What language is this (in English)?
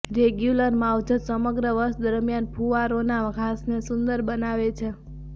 Gujarati